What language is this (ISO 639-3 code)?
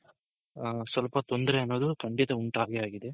kan